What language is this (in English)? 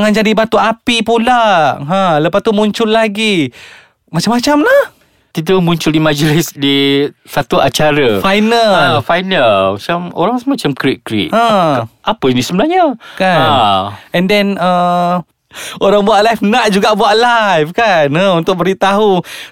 Malay